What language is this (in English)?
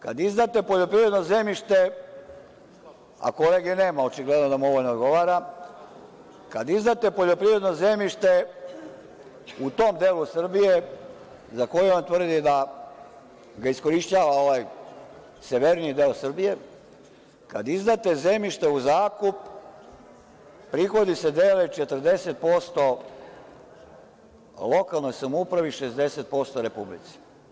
Serbian